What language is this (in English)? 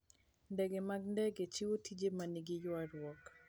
Luo (Kenya and Tanzania)